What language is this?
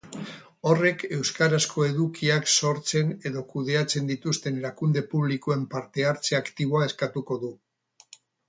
Basque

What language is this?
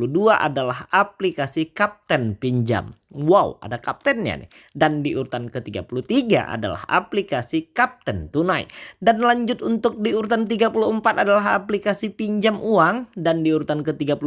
Indonesian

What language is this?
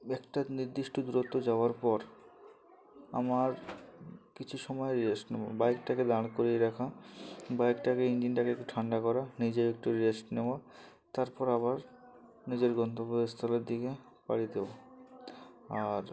Bangla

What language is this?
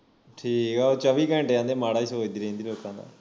Punjabi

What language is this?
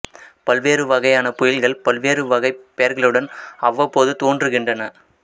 Tamil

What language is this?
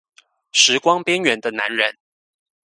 Chinese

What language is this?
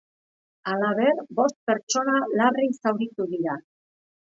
Basque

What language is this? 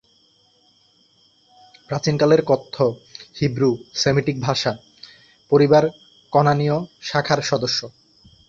Bangla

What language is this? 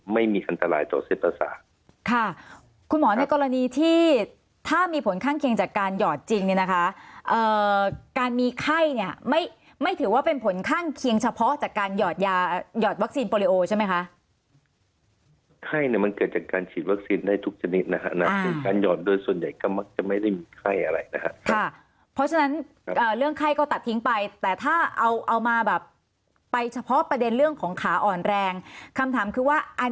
Thai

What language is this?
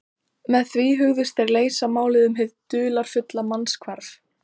Icelandic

